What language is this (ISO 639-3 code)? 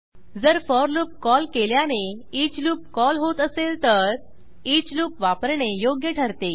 mar